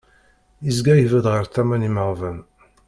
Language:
Kabyle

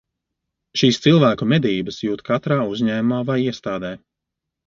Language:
Latvian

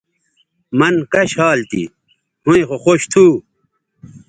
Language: Bateri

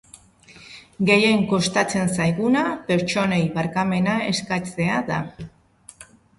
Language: Basque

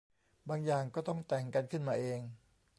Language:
Thai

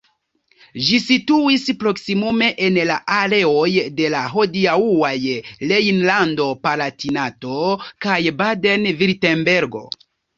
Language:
Esperanto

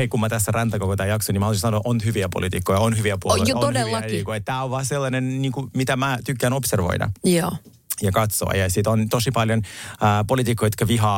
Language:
Finnish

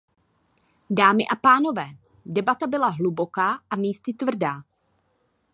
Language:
Czech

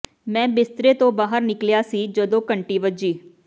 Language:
Punjabi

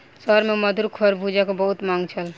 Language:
Maithili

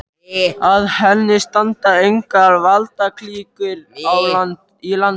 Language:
Icelandic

